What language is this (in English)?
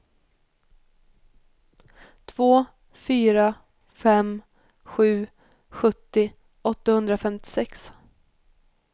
Swedish